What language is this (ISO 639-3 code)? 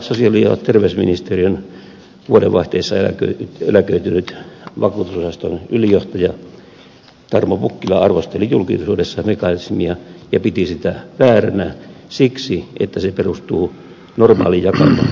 fin